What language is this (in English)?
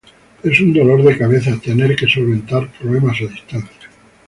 Spanish